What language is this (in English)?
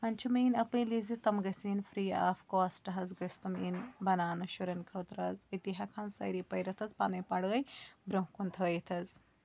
Kashmiri